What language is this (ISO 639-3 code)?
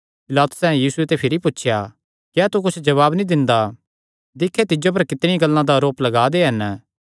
xnr